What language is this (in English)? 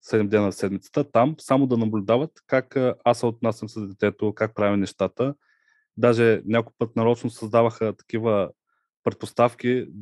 Bulgarian